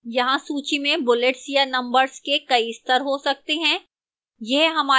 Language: Hindi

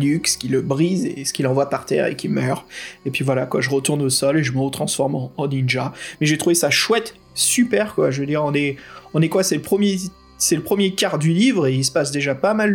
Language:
French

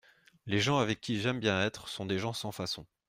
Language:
French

